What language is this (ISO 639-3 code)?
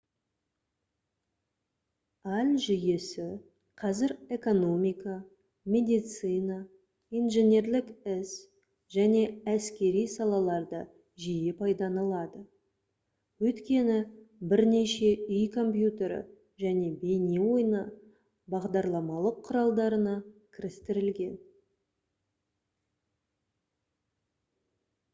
kaz